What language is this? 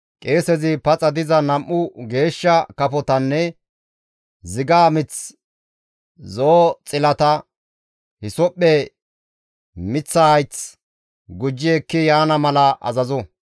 Gamo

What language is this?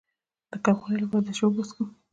Pashto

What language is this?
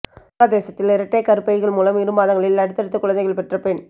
Tamil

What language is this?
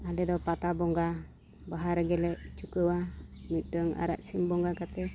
Santali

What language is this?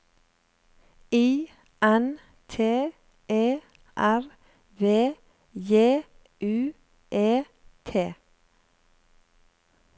Norwegian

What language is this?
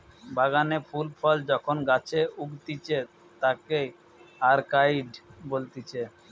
Bangla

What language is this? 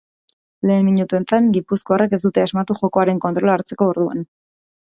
Basque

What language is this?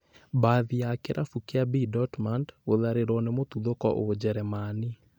Kikuyu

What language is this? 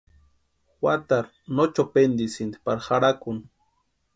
Western Highland Purepecha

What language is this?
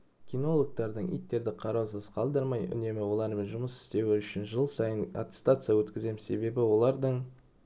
Kazakh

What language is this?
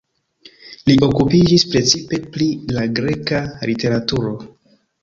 Esperanto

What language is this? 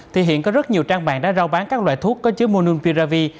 Vietnamese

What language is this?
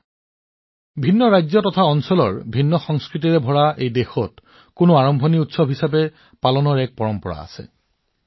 Assamese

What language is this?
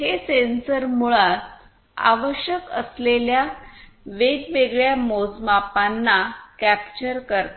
Marathi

